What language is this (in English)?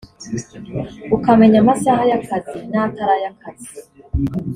Kinyarwanda